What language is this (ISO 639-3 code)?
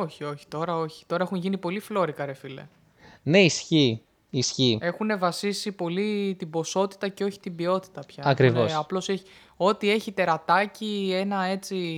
ell